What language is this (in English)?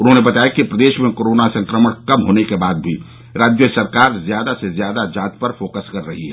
Hindi